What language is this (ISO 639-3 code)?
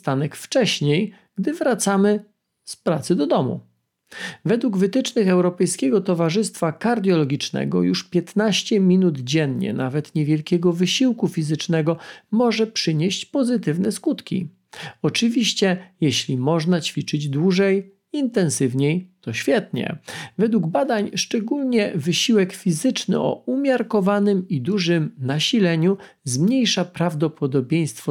pol